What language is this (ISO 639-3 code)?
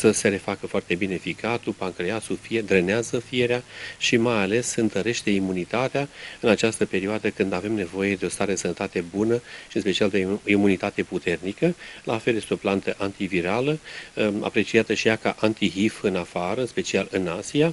ron